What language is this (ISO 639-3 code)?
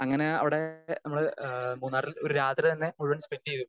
mal